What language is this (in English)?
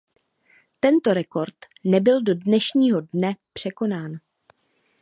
Czech